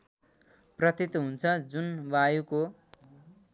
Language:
Nepali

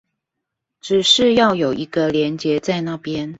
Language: Chinese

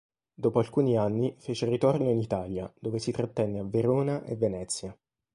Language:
Italian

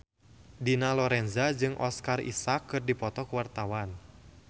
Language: Sundanese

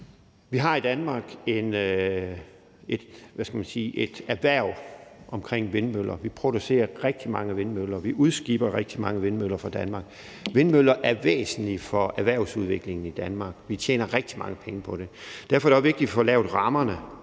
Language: Danish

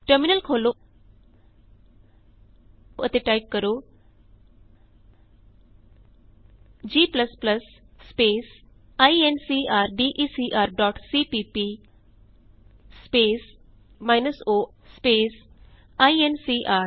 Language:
Punjabi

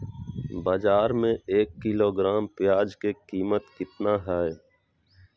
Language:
Magahi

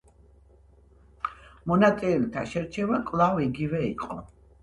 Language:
Georgian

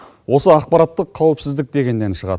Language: Kazakh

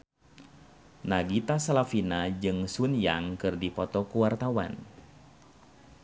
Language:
Sundanese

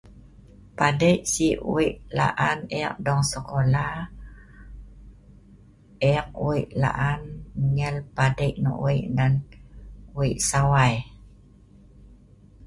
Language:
Sa'ban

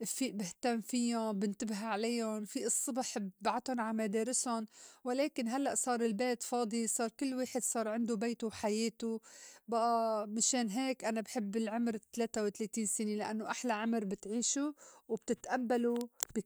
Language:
North Levantine Arabic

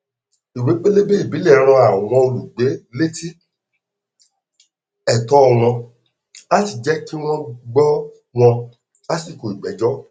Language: Yoruba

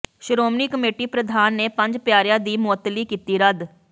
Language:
Punjabi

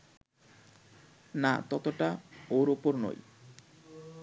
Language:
Bangla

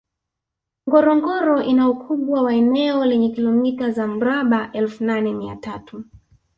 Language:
Swahili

